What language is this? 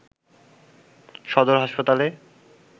Bangla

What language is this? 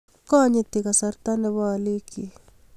Kalenjin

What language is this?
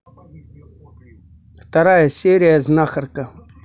Russian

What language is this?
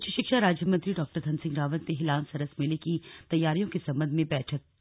Hindi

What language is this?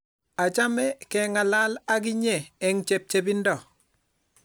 Kalenjin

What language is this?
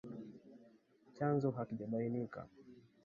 Swahili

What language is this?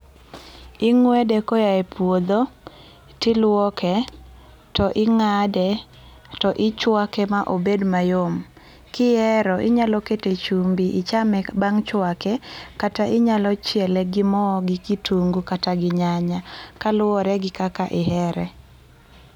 Luo (Kenya and Tanzania)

